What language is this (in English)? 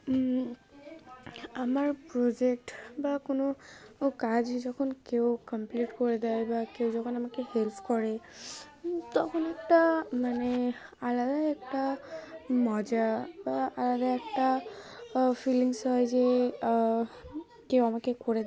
Bangla